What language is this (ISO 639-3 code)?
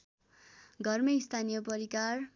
nep